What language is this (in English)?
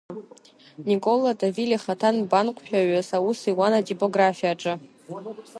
Abkhazian